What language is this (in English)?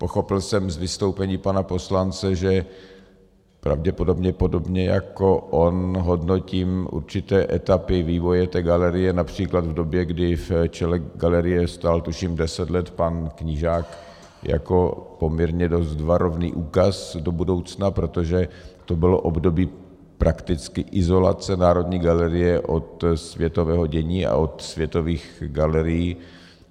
Czech